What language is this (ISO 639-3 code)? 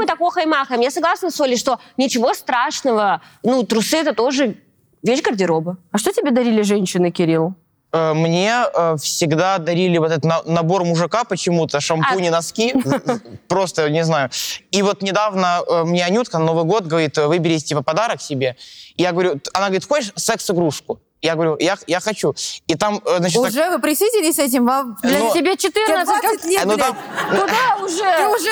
rus